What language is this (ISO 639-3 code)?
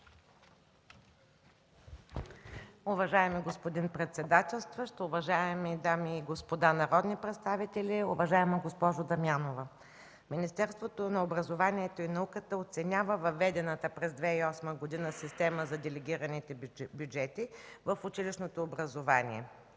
bul